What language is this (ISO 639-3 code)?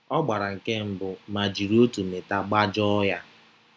ibo